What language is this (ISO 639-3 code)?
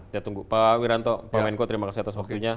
ind